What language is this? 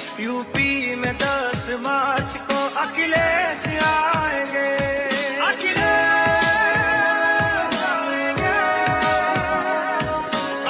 Hindi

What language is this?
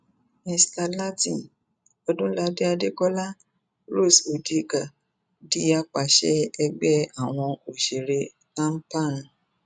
Yoruba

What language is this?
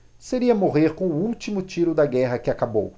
Portuguese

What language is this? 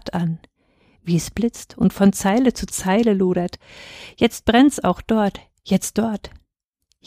German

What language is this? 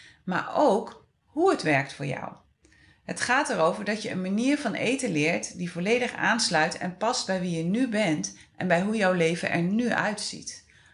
Dutch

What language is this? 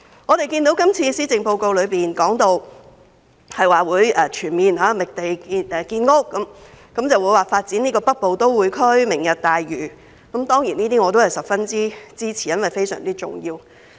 Cantonese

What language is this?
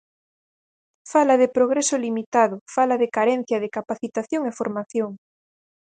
Galician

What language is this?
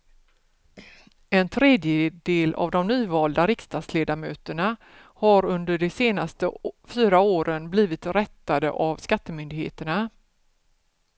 Swedish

